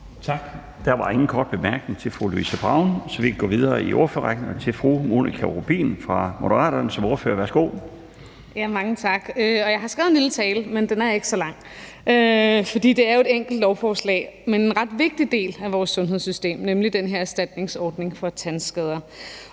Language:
Danish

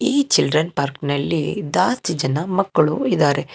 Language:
Kannada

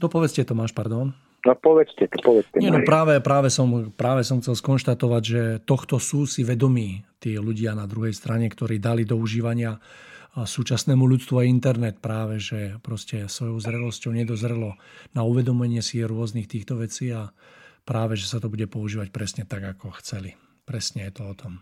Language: Czech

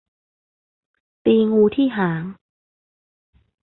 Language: Thai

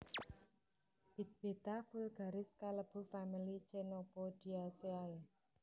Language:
Javanese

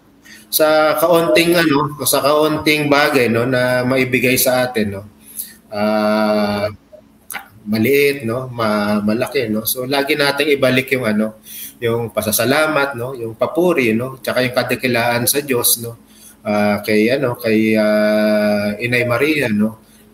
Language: Filipino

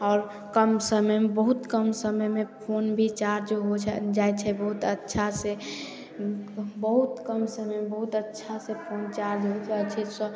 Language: Maithili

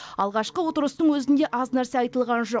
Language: Kazakh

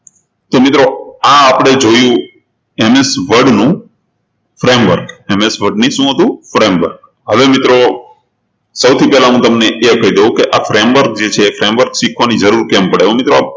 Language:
Gujarati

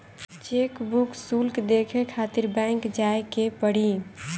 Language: Bhojpuri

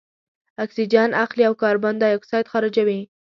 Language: Pashto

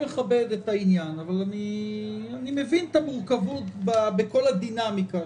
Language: Hebrew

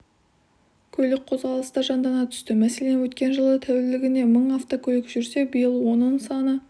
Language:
Kazakh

